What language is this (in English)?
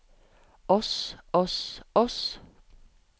Norwegian